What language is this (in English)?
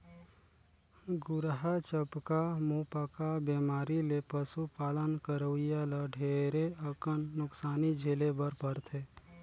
Chhattisgarhi